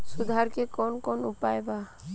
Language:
Bhojpuri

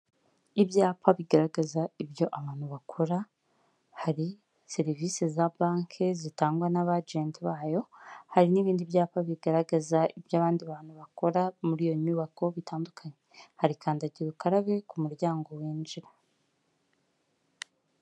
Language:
Kinyarwanda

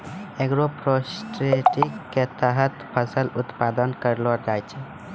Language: Maithili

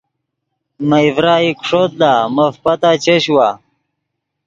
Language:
Yidgha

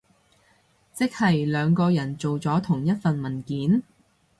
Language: Cantonese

